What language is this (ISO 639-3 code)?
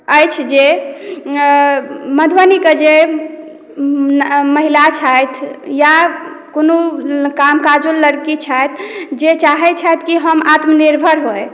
mai